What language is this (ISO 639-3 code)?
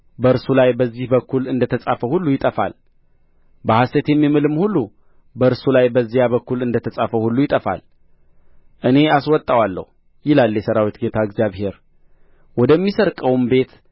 amh